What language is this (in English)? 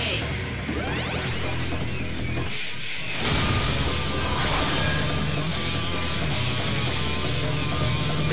Indonesian